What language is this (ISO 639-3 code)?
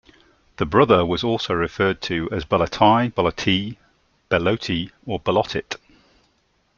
eng